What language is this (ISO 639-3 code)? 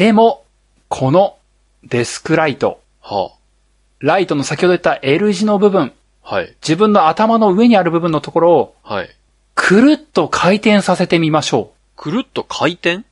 jpn